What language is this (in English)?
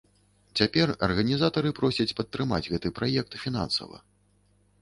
Belarusian